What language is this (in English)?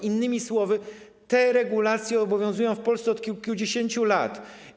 Polish